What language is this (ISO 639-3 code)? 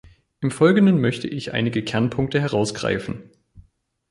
deu